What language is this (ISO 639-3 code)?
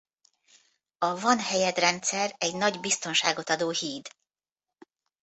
hun